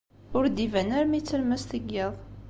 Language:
Kabyle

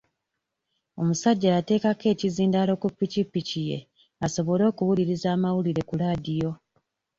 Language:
Ganda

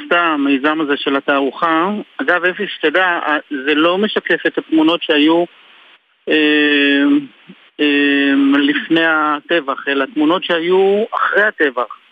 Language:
Hebrew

